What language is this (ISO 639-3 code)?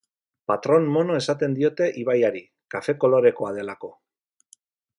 eus